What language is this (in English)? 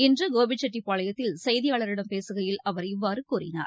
Tamil